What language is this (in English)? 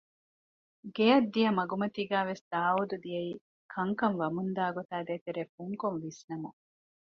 Divehi